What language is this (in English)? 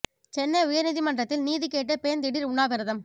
Tamil